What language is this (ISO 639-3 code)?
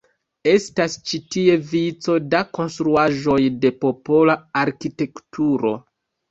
epo